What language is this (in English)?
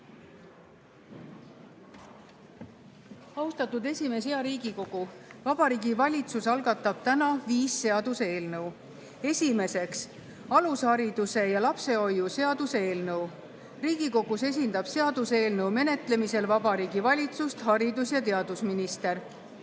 Estonian